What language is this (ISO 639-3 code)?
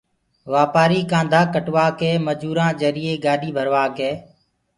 ggg